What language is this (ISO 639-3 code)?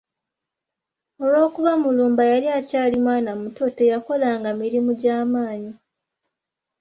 lug